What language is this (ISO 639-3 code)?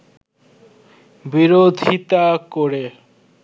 ben